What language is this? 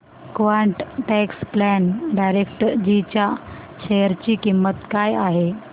Marathi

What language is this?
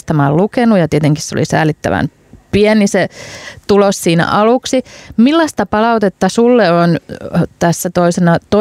Finnish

